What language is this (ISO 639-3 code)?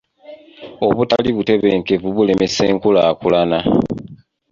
lug